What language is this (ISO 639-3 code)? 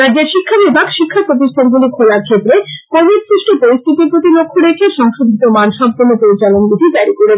ben